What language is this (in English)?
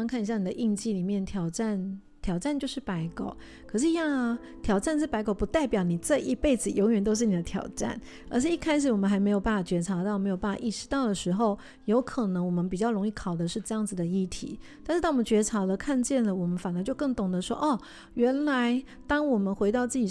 Chinese